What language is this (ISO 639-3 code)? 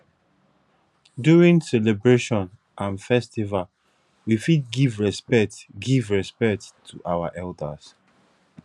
pcm